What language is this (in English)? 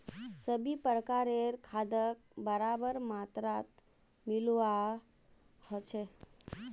Magahi